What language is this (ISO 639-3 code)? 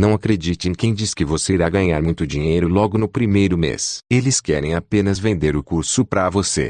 por